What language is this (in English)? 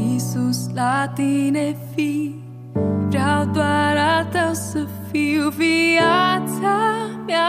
Romanian